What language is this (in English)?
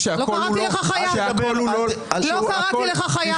Hebrew